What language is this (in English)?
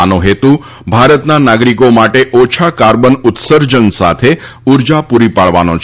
Gujarati